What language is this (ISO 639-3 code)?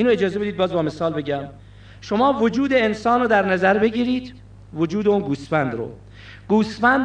fas